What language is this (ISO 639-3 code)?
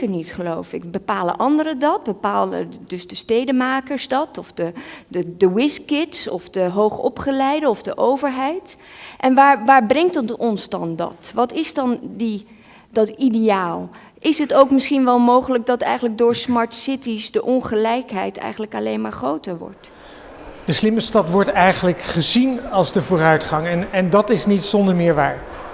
nld